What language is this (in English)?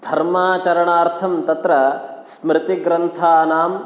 Sanskrit